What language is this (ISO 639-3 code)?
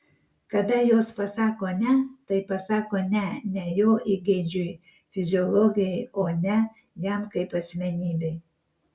lit